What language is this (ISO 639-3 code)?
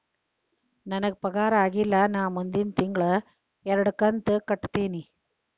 kan